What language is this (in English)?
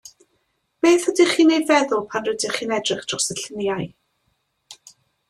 Welsh